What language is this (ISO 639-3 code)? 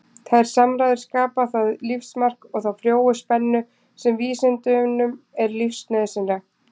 isl